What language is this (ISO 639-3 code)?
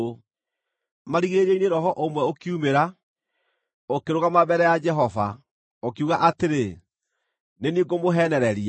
kik